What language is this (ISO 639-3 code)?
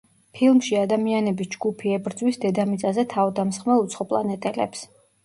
kat